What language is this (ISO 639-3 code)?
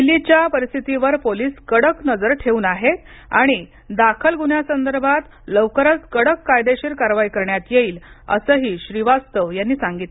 mar